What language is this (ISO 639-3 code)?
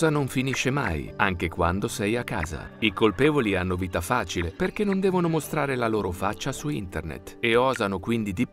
ita